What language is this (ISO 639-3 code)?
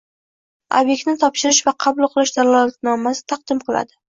uzb